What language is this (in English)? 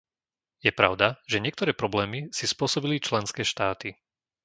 Slovak